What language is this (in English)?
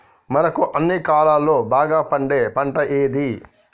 Telugu